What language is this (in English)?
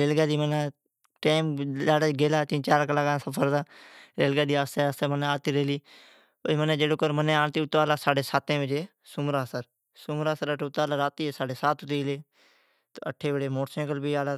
Od